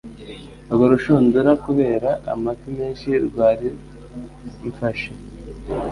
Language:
Kinyarwanda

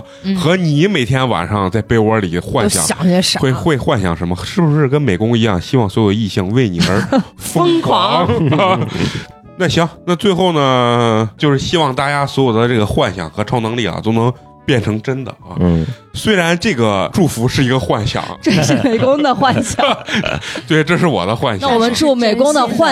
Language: Chinese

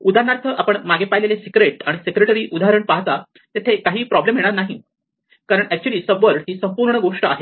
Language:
Marathi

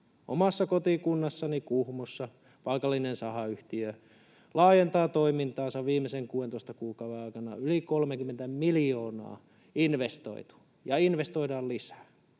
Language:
Finnish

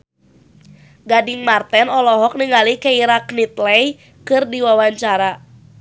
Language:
Sundanese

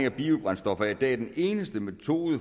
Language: Danish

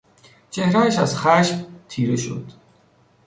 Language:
Persian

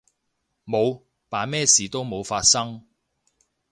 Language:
Cantonese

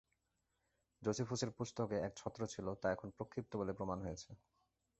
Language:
Bangla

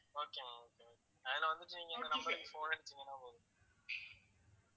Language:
Tamil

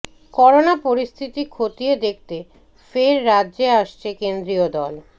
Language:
Bangla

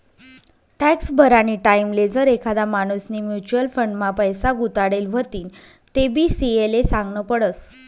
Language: Marathi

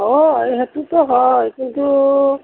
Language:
Assamese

